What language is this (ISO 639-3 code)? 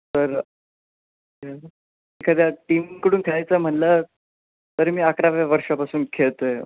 mar